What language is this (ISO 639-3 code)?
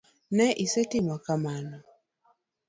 luo